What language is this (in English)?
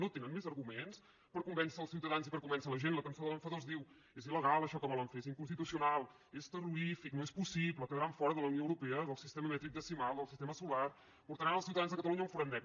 Catalan